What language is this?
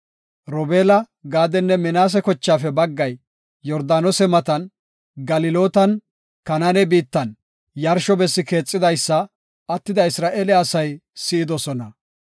Gofa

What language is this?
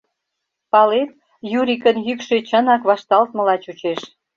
Mari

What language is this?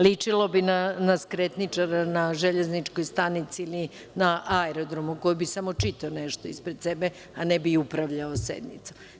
Serbian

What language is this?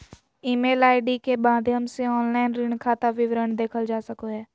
Magahi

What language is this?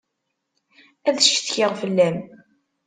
Kabyle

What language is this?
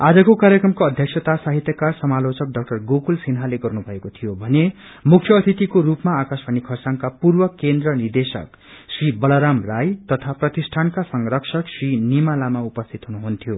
Nepali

